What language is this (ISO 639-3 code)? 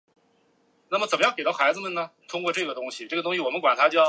zho